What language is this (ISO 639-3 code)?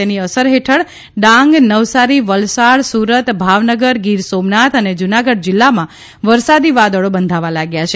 guj